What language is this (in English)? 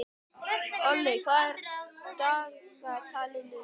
Icelandic